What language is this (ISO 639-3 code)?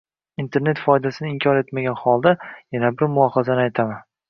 uzb